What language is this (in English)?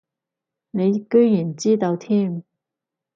Cantonese